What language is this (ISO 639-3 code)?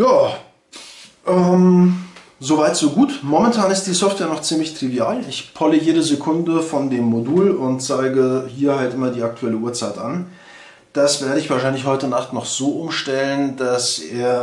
deu